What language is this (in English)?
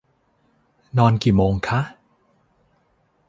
Thai